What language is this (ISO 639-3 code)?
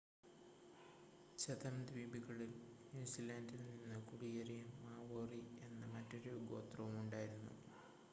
mal